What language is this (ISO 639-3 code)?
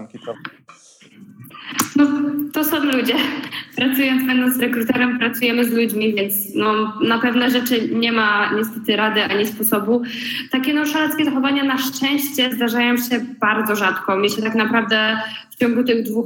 pol